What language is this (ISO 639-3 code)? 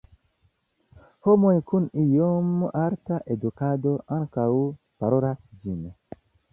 epo